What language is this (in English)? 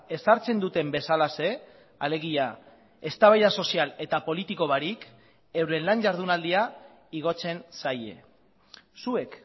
Basque